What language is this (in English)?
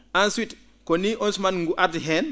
Fula